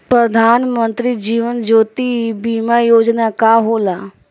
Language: Bhojpuri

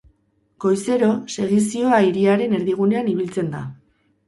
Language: Basque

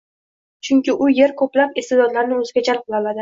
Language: Uzbek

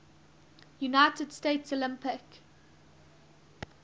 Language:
English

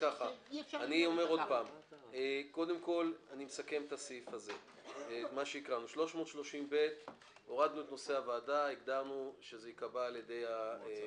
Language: Hebrew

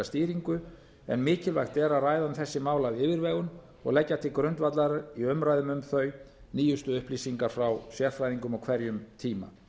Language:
Icelandic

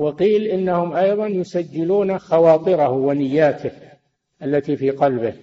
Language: Arabic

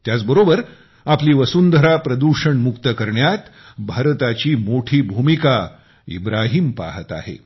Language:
Marathi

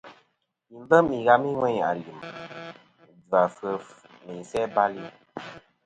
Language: Kom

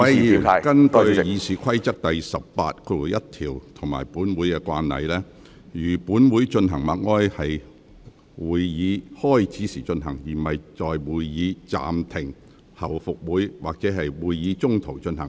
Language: Cantonese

